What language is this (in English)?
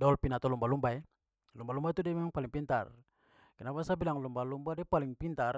Papuan Malay